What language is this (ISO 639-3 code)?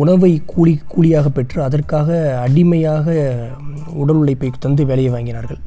tam